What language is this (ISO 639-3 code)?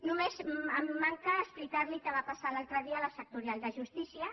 cat